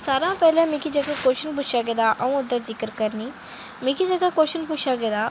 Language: Dogri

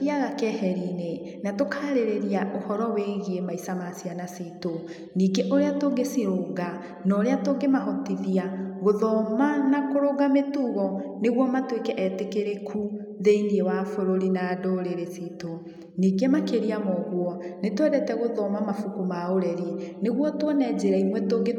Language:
Kikuyu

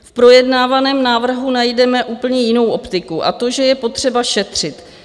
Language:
Czech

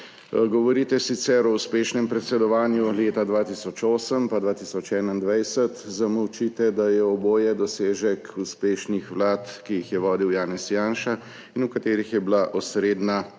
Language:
Slovenian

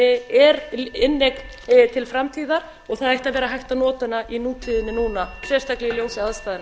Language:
Icelandic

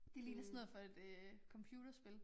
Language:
Danish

